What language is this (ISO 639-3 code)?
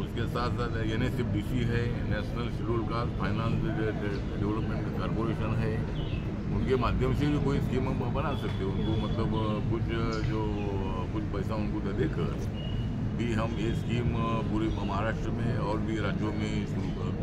hin